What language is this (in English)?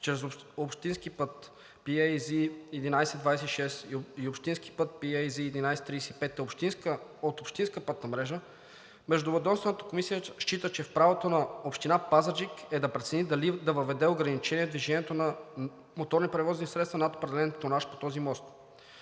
Bulgarian